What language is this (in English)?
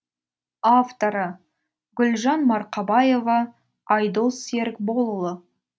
Kazakh